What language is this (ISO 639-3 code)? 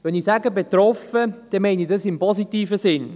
gsw